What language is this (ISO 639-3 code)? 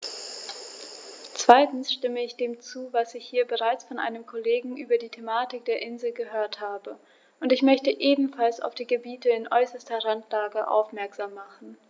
deu